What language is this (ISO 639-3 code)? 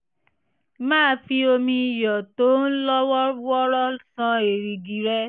yor